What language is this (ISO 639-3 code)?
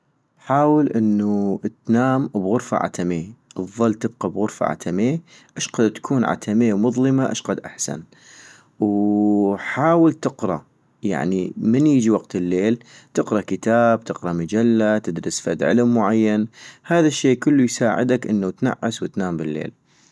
ayp